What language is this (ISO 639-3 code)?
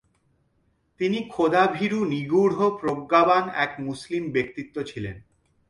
ben